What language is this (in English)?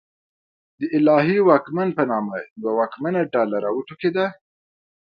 Pashto